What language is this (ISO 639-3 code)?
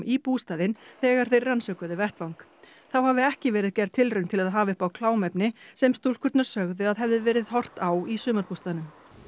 isl